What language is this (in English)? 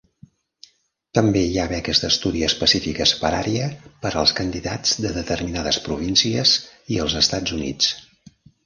Catalan